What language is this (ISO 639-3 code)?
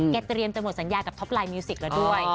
tha